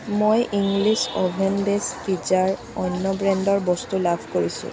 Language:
Assamese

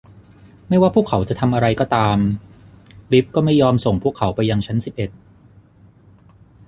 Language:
Thai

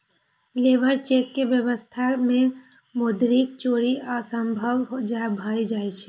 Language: Maithili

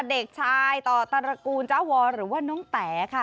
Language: Thai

